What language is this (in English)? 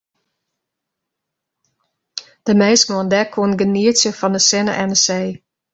Western Frisian